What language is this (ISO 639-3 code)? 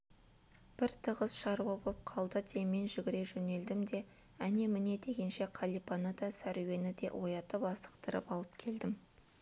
kaz